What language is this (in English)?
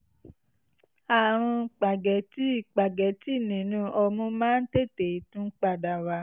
Yoruba